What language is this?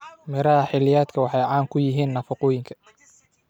Somali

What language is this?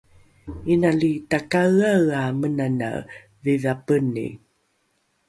Rukai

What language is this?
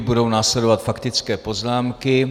Czech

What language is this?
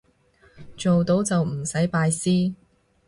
Cantonese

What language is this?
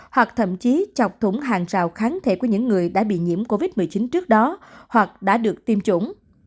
Vietnamese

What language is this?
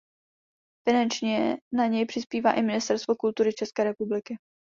Czech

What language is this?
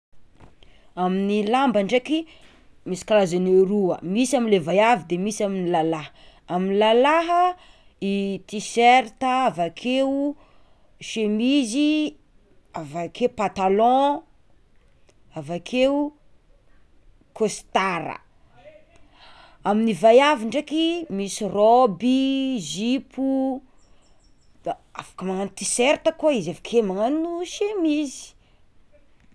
Tsimihety Malagasy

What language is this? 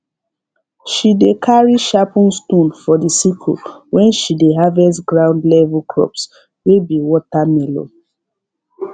Nigerian Pidgin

